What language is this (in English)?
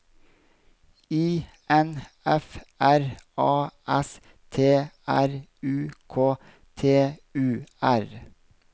Norwegian